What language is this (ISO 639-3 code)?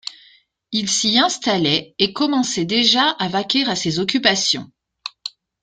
fra